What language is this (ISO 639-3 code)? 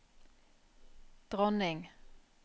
nor